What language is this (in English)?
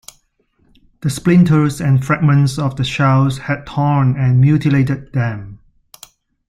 English